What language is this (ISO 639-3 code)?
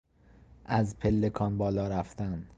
fas